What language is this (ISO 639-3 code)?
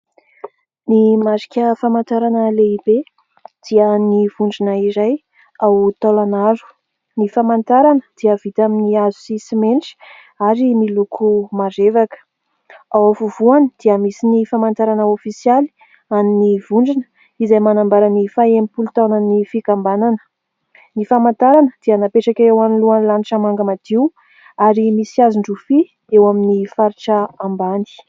mlg